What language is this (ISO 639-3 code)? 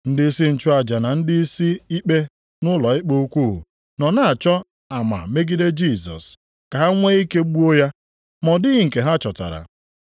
ibo